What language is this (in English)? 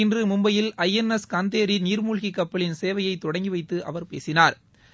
Tamil